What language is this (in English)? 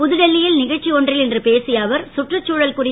Tamil